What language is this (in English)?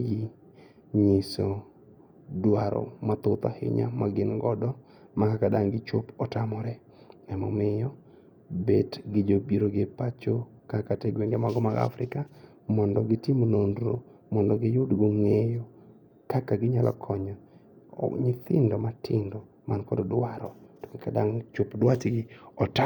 Luo (Kenya and Tanzania)